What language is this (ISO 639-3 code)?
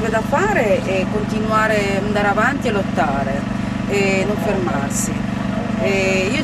ita